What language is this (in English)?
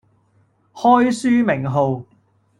Cantonese